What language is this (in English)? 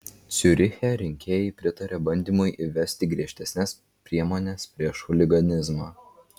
Lithuanian